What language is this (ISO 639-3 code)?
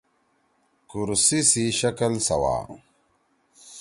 trw